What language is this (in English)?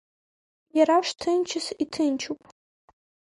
Abkhazian